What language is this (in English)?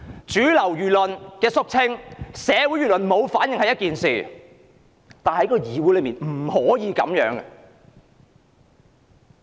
Cantonese